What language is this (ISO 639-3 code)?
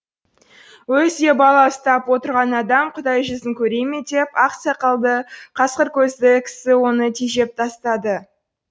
kaz